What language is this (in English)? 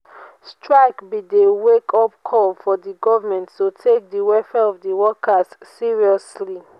Nigerian Pidgin